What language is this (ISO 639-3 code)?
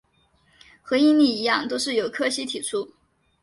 zho